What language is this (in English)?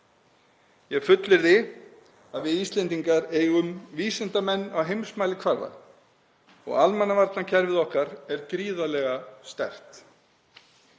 Icelandic